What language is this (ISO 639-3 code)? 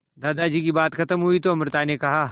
hin